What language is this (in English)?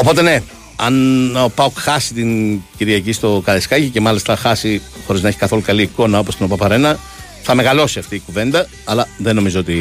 Greek